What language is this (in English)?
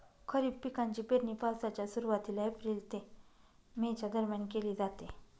Marathi